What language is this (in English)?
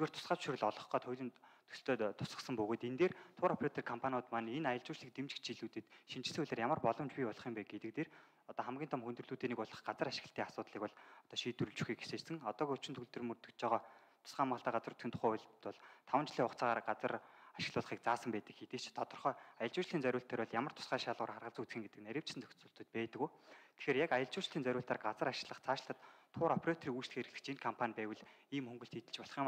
Arabic